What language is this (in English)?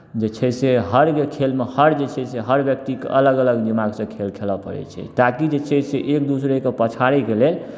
Maithili